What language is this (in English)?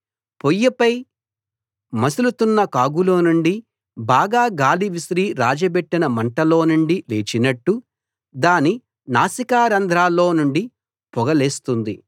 Telugu